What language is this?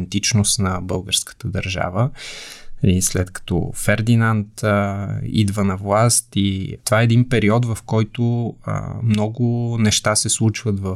Bulgarian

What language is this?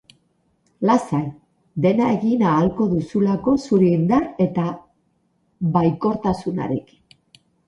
Basque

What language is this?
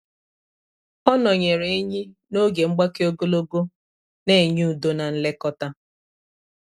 Igbo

